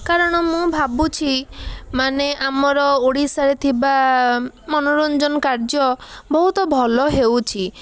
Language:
Odia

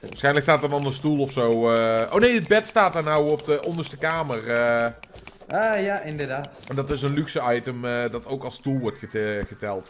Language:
Dutch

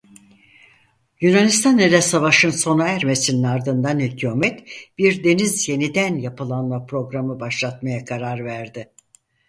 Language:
Turkish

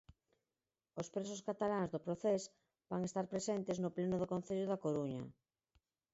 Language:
Galician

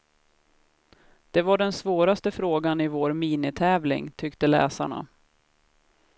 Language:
Swedish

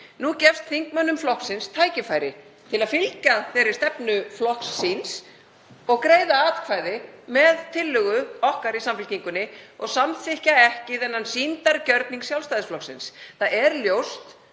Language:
Icelandic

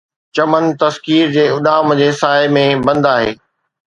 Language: Sindhi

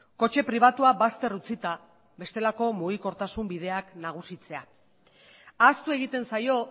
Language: Basque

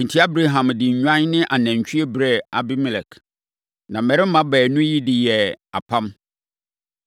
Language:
Akan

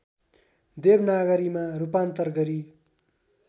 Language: Nepali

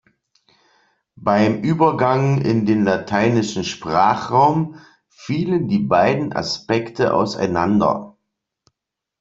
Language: German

